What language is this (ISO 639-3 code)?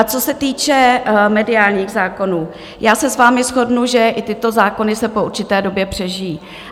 ces